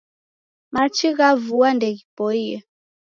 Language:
Taita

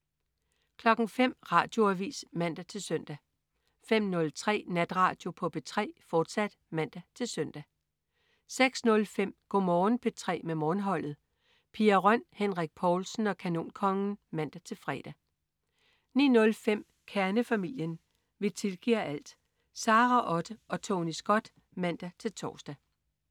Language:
Danish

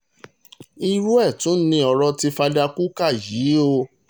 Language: Yoruba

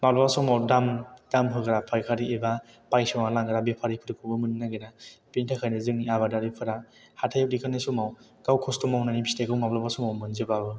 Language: Bodo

